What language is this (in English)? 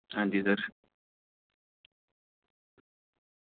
Dogri